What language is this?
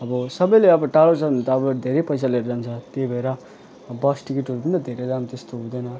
Nepali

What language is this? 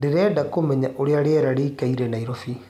Kikuyu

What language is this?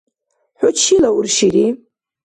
Dargwa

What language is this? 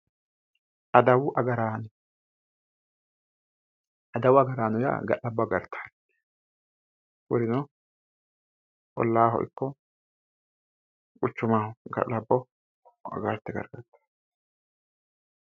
Sidamo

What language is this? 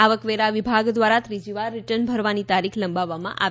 Gujarati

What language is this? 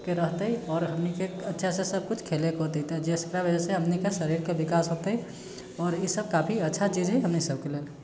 Maithili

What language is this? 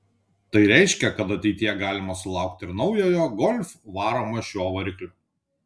Lithuanian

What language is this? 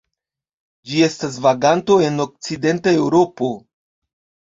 Esperanto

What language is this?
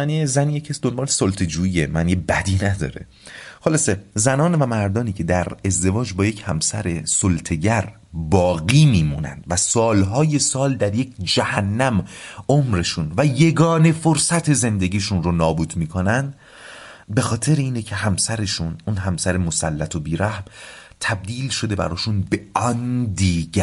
Persian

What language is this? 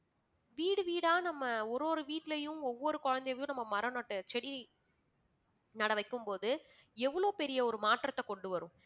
Tamil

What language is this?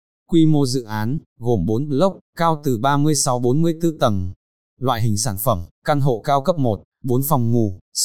Vietnamese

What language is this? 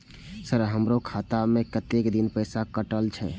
Maithili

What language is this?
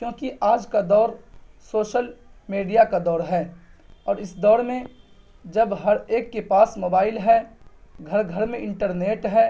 Urdu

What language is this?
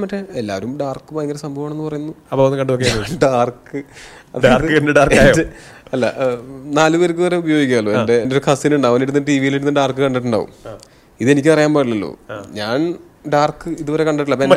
Malayalam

